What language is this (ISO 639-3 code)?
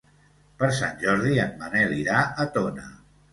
cat